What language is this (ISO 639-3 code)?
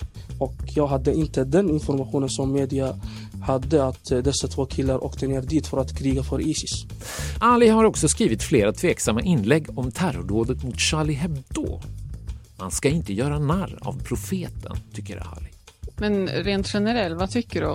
swe